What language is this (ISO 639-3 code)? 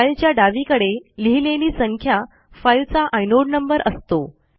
mar